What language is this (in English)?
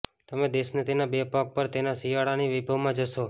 Gujarati